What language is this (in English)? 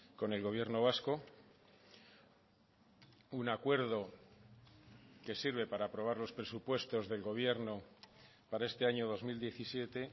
Spanish